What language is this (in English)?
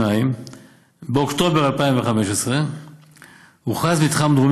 Hebrew